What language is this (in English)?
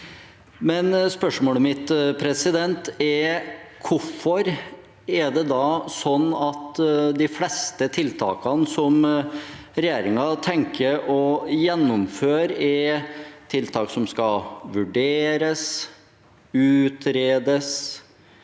Norwegian